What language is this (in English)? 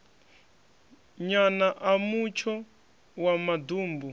Venda